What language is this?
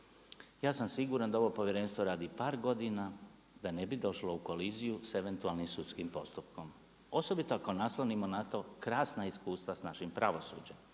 Croatian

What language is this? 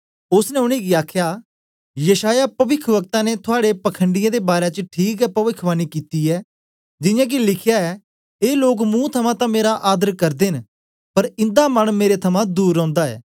Dogri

